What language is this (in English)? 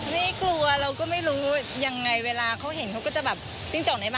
Thai